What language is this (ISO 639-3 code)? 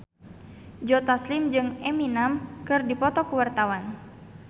sun